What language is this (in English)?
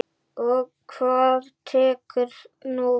Icelandic